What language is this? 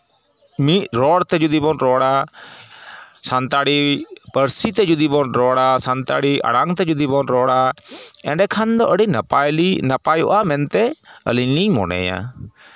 Santali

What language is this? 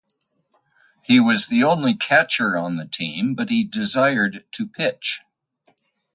English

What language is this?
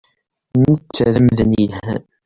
Kabyle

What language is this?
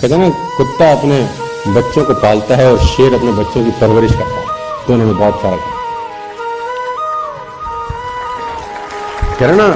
Hindi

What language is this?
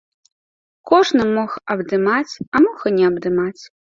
Belarusian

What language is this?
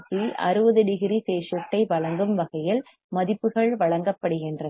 Tamil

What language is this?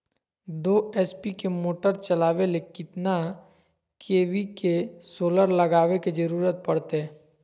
Magahi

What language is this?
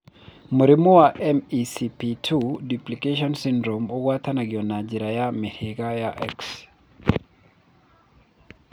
Kikuyu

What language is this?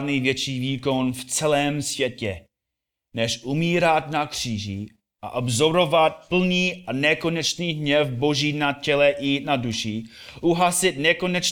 Czech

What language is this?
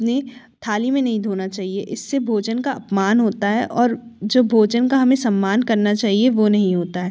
Hindi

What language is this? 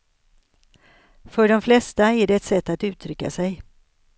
Swedish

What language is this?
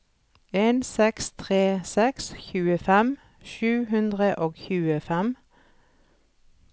Norwegian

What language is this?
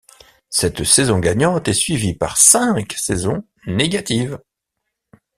French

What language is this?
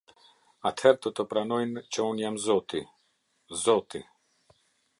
Albanian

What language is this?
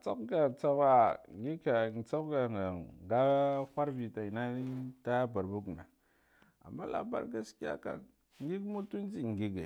Guduf-Gava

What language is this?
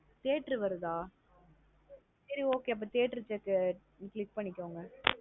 Tamil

